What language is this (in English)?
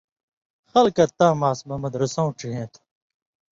Indus Kohistani